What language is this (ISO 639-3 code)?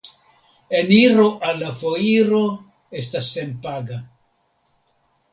epo